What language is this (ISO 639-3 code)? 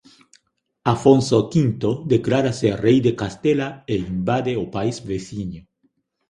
glg